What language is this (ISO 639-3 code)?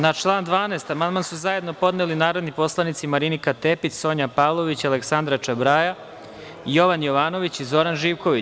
srp